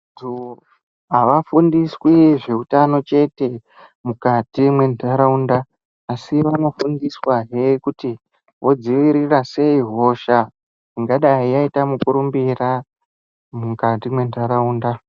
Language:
Ndau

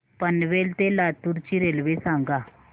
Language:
Marathi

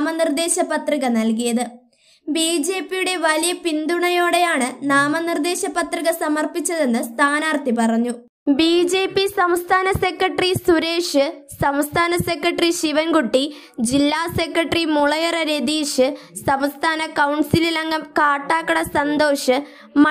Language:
Turkish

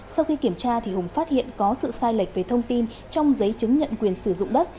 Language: Vietnamese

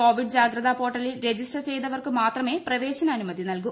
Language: Malayalam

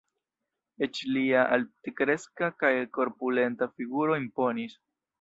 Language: Esperanto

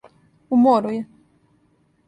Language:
Serbian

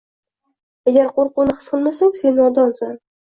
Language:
Uzbek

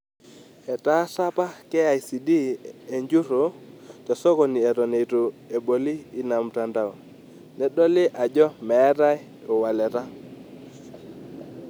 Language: Masai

